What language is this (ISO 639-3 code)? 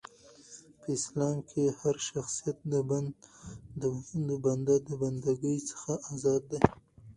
pus